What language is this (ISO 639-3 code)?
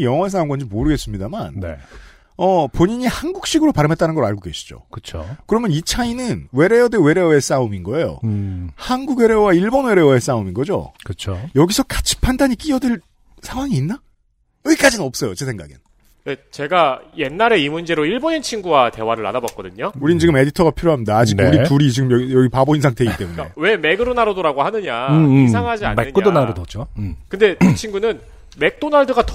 kor